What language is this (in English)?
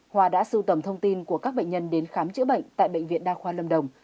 Vietnamese